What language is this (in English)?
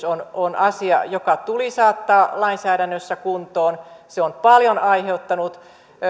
Finnish